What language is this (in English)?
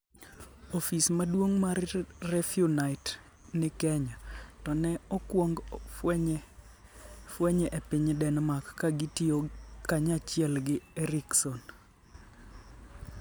Luo (Kenya and Tanzania)